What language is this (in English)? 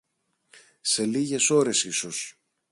Greek